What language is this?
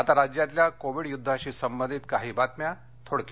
Marathi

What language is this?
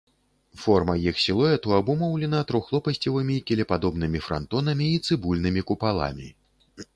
Belarusian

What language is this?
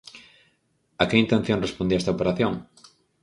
Galician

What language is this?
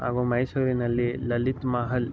Kannada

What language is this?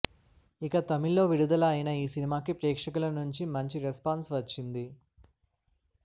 Telugu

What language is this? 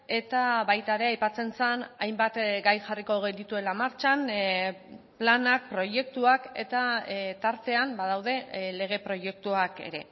Basque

